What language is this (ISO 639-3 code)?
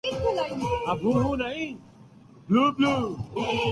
urd